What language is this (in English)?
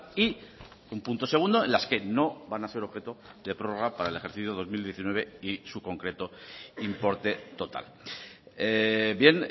Spanish